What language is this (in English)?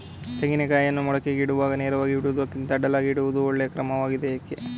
Kannada